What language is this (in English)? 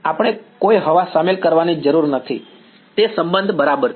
Gujarati